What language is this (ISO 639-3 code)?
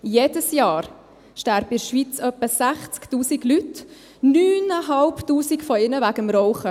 gsw